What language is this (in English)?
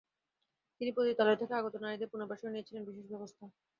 Bangla